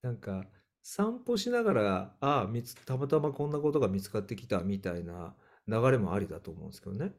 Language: Japanese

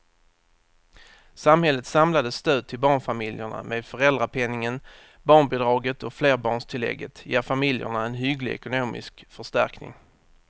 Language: Swedish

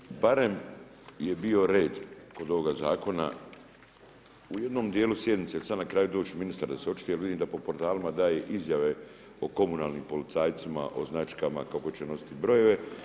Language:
Croatian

